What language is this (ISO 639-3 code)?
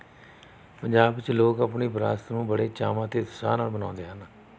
pan